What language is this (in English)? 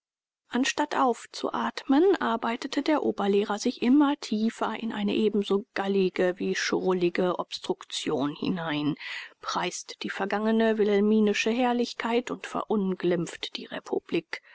German